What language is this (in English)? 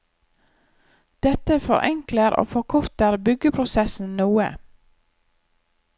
Norwegian